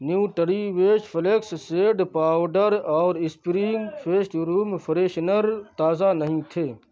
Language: Urdu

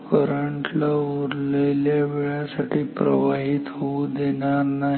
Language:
Marathi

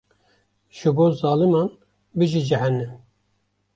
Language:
Kurdish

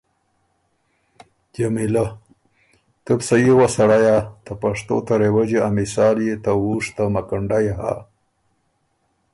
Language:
Ormuri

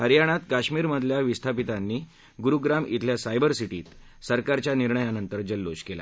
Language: Marathi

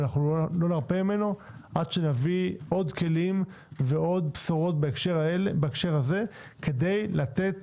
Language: Hebrew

